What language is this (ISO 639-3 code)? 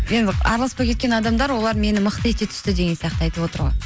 kaz